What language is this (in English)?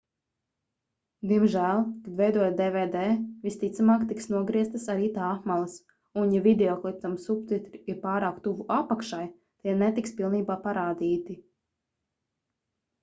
Latvian